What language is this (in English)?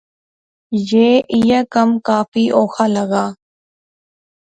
Pahari-Potwari